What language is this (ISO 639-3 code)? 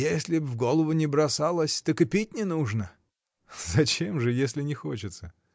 rus